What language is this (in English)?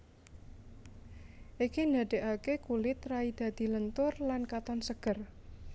Javanese